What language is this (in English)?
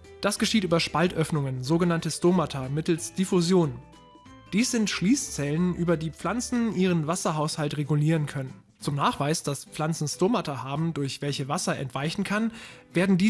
German